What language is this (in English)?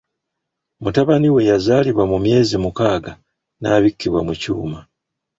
Ganda